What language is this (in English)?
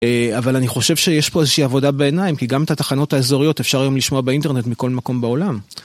Hebrew